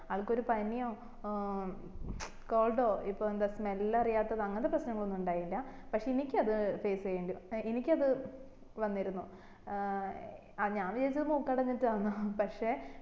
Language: Malayalam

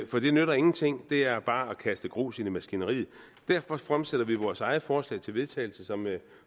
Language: Danish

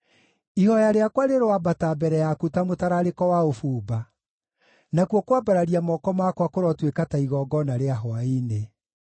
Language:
Kikuyu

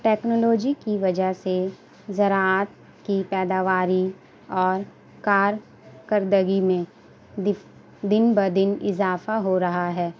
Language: Urdu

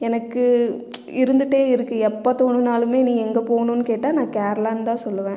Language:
Tamil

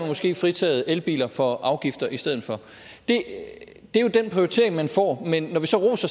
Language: Danish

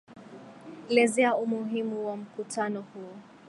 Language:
Swahili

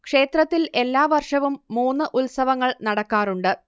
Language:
Malayalam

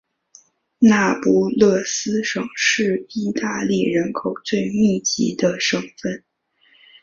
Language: Chinese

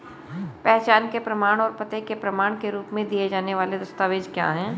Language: Hindi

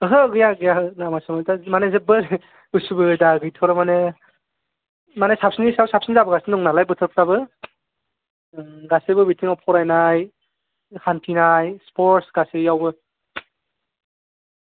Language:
Bodo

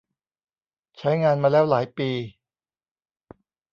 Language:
Thai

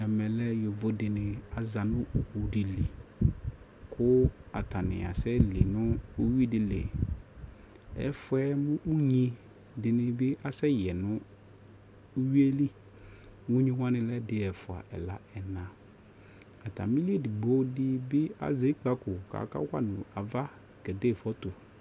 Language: Ikposo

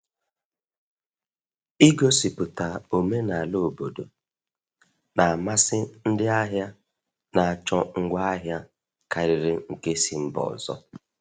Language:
Igbo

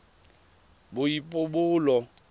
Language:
Tswana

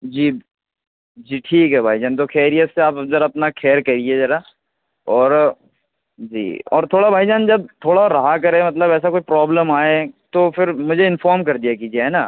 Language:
Urdu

